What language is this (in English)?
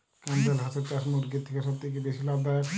Bangla